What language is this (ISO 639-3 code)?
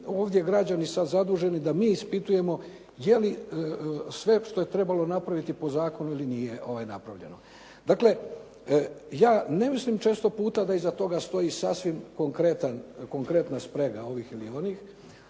hrv